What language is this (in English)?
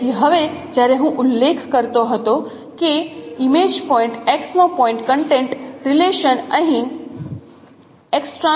Gujarati